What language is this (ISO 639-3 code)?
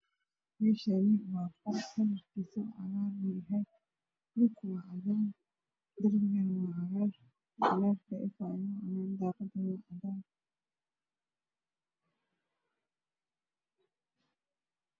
som